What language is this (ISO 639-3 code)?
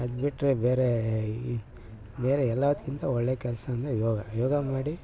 kan